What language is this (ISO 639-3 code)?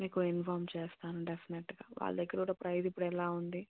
tel